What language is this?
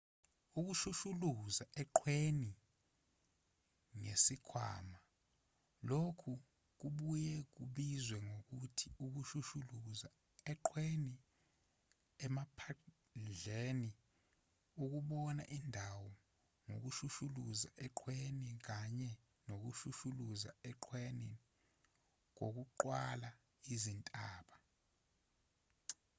Zulu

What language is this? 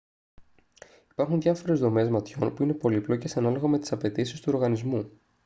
Greek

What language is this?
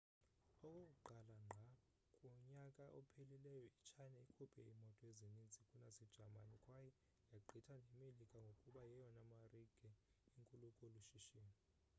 Xhosa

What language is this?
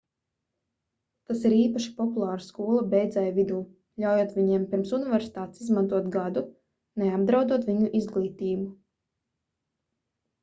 Latvian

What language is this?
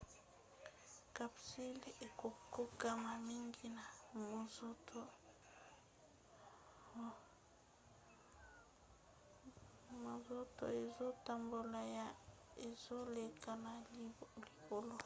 Lingala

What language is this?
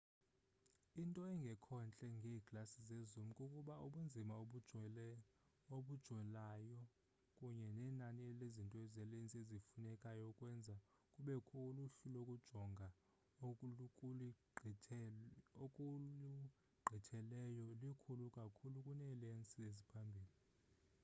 Xhosa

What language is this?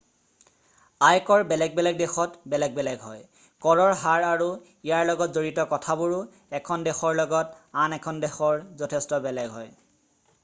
Assamese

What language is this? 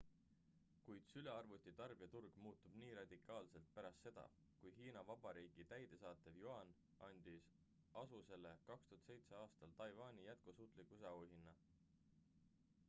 Estonian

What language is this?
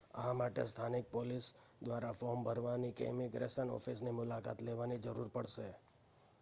Gujarati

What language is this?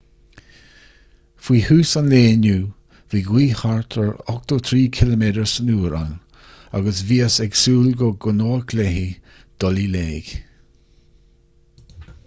Irish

